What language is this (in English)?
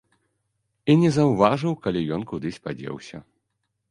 Belarusian